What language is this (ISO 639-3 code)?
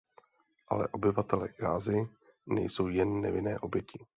ces